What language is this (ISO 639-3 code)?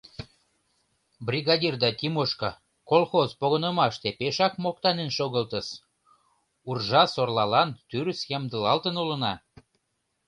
chm